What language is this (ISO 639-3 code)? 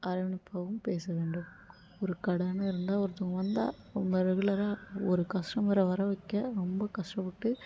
tam